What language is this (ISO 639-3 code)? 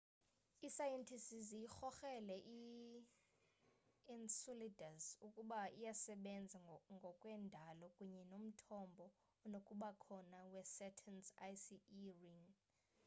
xho